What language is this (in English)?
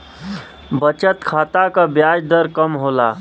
Bhojpuri